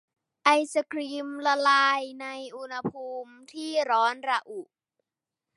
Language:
Thai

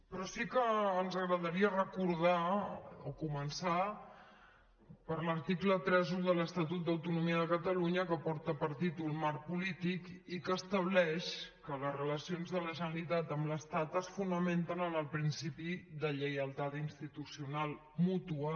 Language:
Catalan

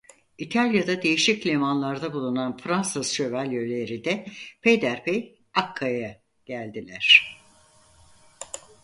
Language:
Turkish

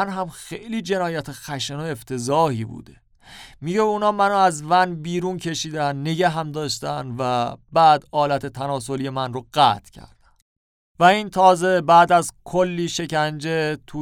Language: Persian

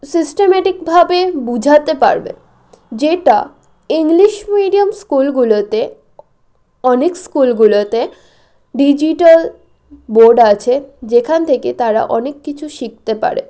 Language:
Bangla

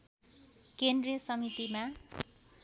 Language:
Nepali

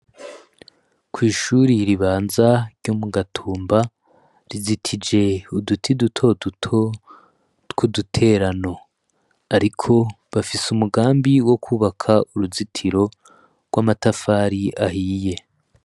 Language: Rundi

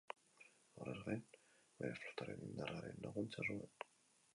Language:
Basque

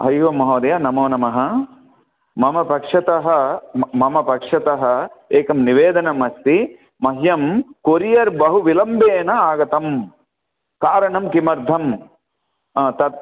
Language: Sanskrit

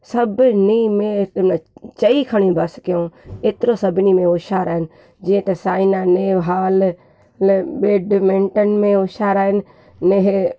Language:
Sindhi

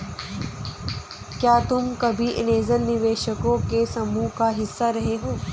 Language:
Hindi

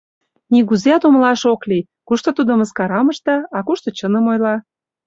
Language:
Mari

